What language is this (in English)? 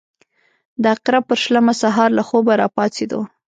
Pashto